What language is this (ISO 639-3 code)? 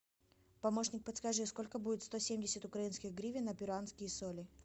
rus